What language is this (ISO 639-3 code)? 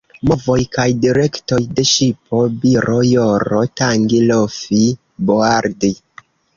epo